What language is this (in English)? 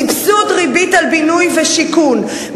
Hebrew